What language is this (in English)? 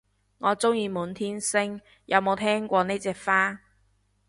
Cantonese